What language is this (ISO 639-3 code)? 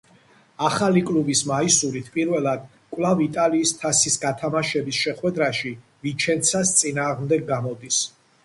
kat